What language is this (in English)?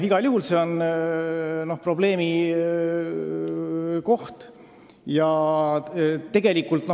Estonian